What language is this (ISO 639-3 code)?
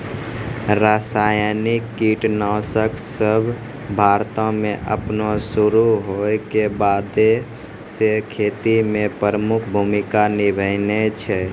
mai